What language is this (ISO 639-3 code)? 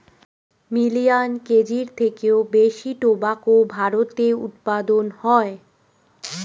ben